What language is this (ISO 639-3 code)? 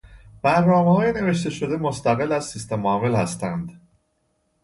fas